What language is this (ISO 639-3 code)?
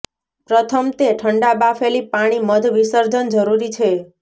guj